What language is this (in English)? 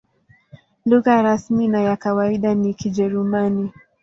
Swahili